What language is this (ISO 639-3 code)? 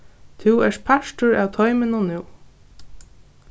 fao